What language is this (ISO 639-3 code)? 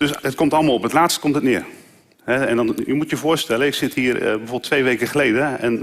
nld